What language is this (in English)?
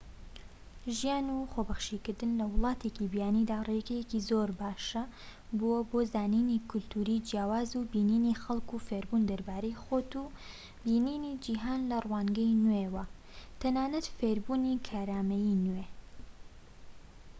Central Kurdish